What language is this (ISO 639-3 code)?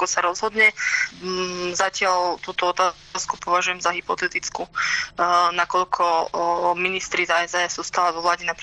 slk